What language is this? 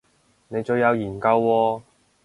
Cantonese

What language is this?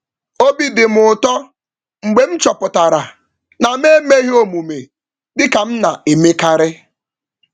Igbo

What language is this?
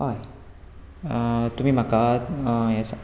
Konkani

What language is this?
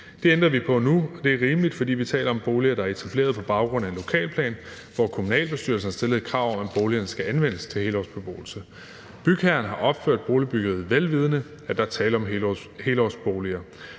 Danish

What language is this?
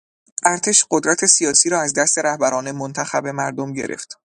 Persian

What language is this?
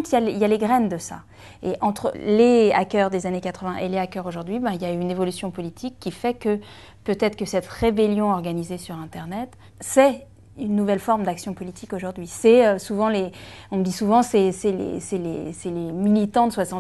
French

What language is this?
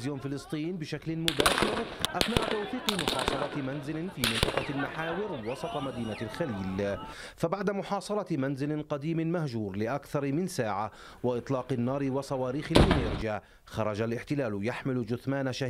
Arabic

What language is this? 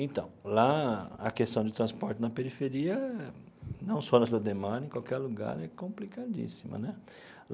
Portuguese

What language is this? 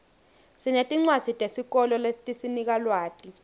Swati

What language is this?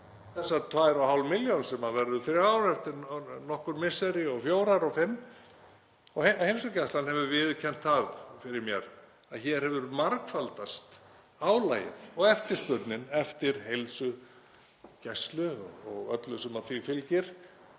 Icelandic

